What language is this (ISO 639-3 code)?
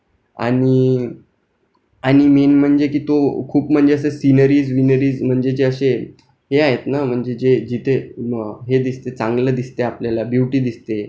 mar